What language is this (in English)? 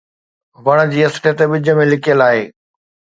Sindhi